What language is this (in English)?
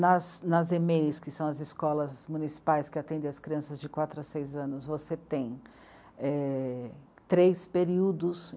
Portuguese